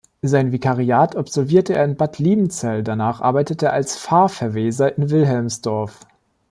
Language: German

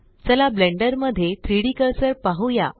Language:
Marathi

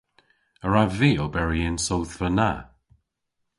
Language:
Cornish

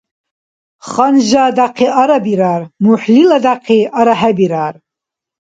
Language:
Dargwa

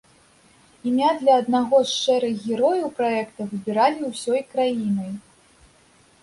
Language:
Belarusian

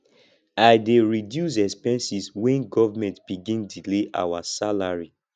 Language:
Nigerian Pidgin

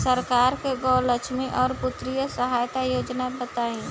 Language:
Bhojpuri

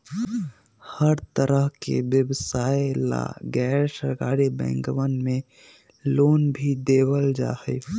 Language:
Magahi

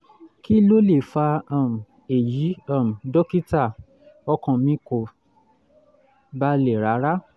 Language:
Yoruba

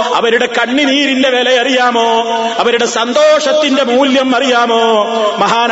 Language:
Malayalam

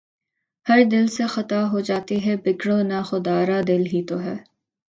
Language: Urdu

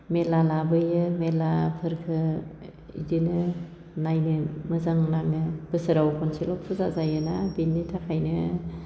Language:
Bodo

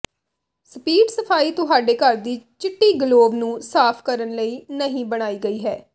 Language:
Punjabi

